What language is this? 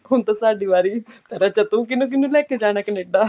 Punjabi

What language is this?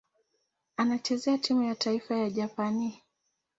Swahili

